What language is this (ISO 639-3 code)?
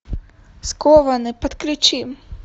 rus